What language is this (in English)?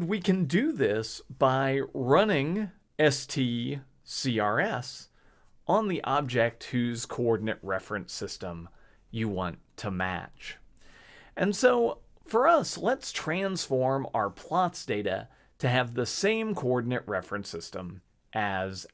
English